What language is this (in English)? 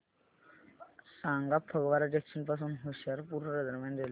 Marathi